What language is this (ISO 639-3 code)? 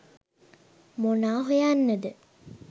sin